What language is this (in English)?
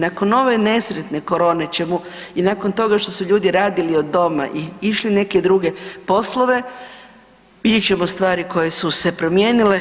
Croatian